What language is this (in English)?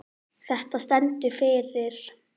Icelandic